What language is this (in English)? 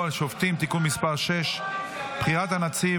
Hebrew